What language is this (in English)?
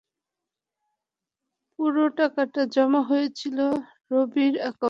Bangla